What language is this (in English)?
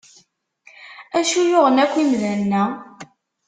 Kabyle